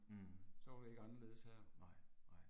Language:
Danish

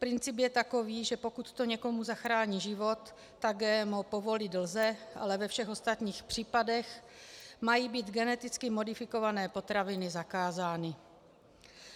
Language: Czech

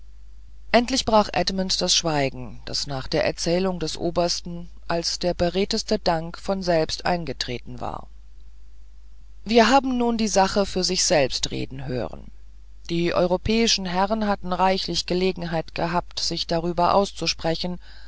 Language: German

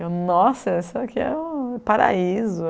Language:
Portuguese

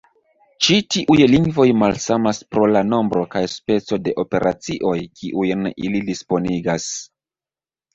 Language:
Esperanto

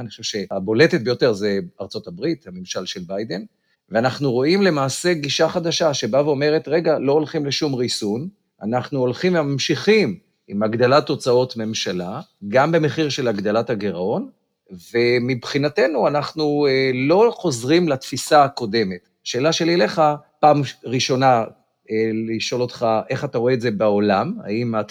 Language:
Hebrew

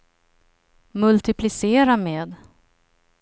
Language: Swedish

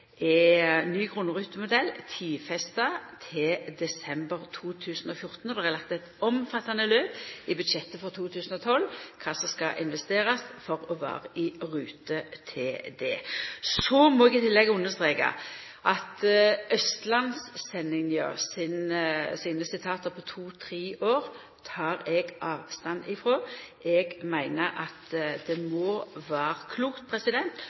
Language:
Norwegian Nynorsk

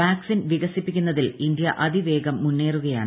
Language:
Malayalam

